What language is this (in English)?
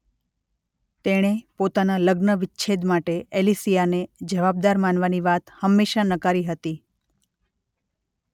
Gujarati